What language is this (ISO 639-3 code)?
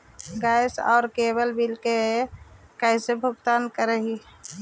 mag